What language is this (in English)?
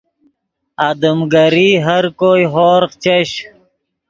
Yidgha